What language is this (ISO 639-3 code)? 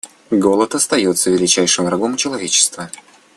rus